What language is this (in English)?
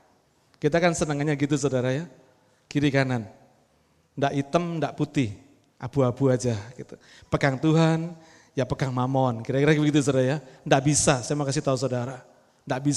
Indonesian